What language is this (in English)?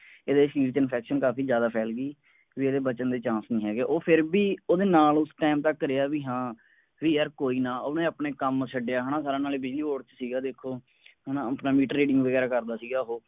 Punjabi